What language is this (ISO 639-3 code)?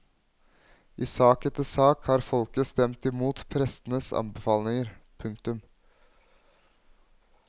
nor